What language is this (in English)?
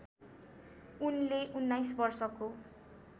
Nepali